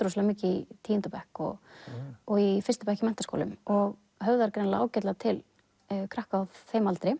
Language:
Icelandic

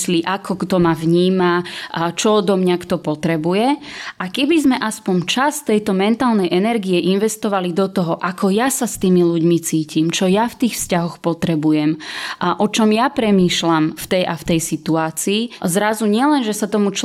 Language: Slovak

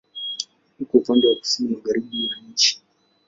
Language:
Swahili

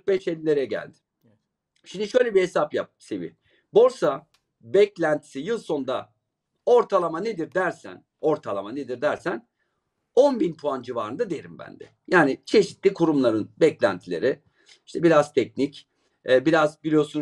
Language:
Turkish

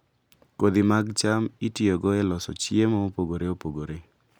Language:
Luo (Kenya and Tanzania)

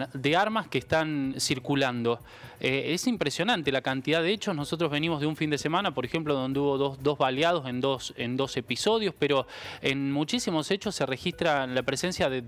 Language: Spanish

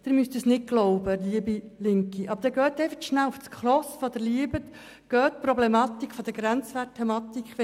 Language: Swiss German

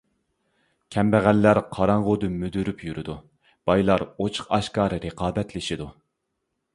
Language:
Uyghur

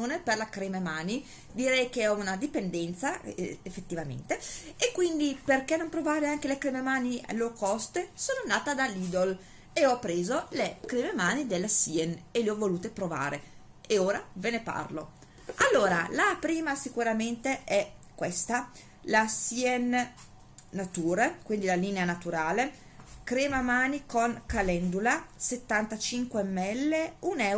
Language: Italian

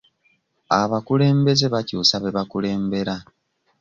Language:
Ganda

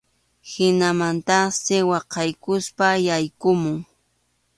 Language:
Arequipa-La Unión Quechua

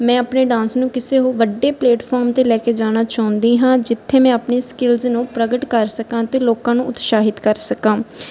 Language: Punjabi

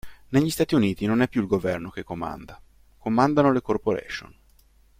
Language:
Italian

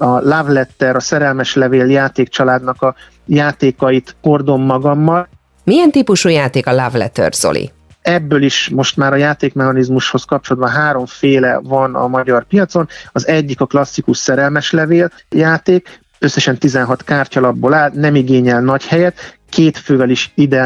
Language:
Hungarian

